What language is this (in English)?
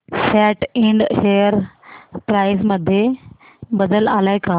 Marathi